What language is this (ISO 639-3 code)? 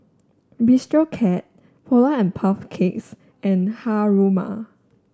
eng